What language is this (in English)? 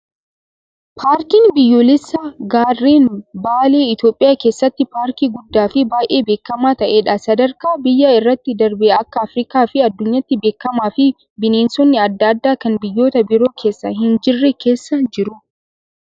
Oromo